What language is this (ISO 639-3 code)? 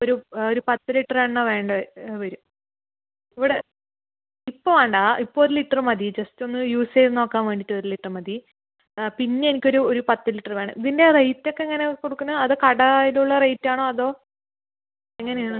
mal